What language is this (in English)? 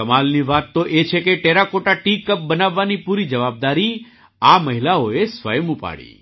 Gujarati